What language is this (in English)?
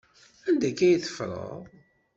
Kabyle